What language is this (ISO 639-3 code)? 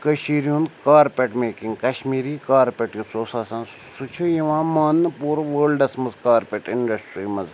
kas